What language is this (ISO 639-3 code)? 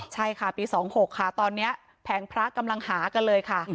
tha